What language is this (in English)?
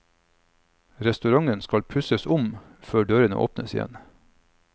Norwegian